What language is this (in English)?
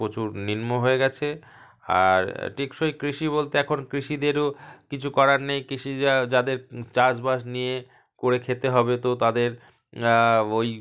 Bangla